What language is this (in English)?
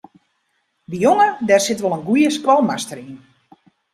Western Frisian